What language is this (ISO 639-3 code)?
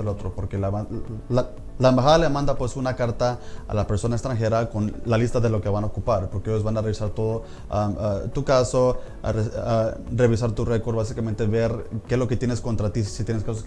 spa